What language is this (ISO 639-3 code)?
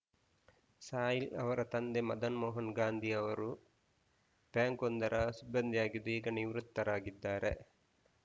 kan